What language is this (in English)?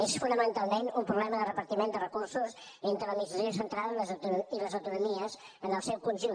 Catalan